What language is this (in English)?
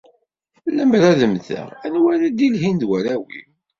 Kabyle